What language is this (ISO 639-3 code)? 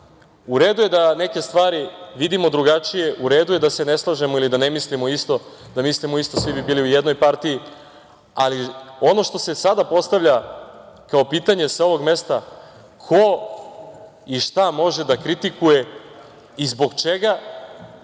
srp